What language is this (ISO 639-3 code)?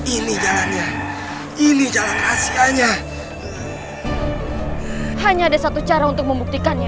ind